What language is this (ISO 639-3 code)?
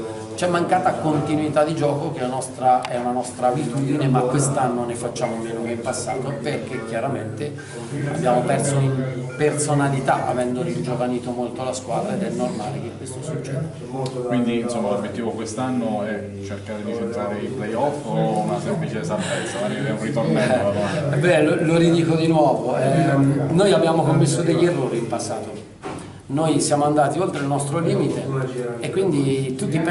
ita